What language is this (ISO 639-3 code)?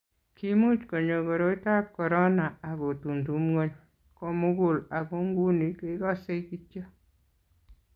kln